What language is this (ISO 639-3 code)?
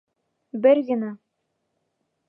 bak